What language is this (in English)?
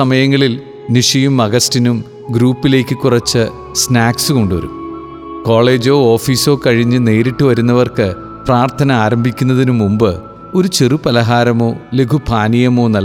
Malayalam